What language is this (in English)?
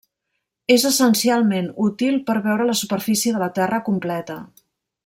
Catalan